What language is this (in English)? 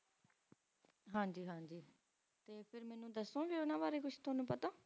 Punjabi